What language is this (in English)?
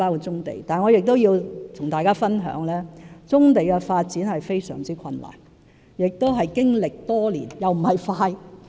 Cantonese